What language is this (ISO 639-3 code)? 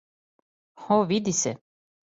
srp